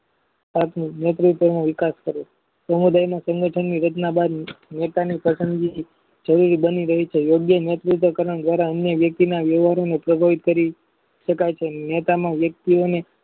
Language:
Gujarati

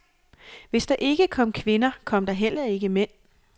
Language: Danish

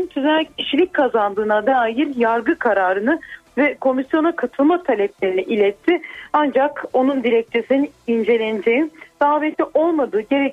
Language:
Turkish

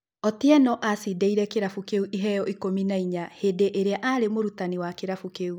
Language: Kikuyu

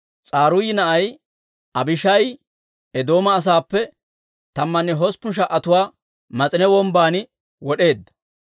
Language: Dawro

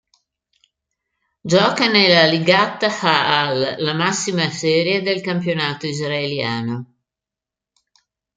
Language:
Italian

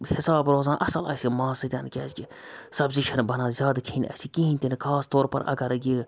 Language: Kashmiri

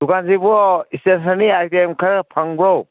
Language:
Manipuri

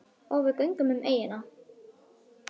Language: Icelandic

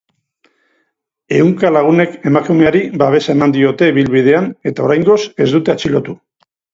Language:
Basque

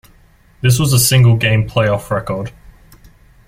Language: English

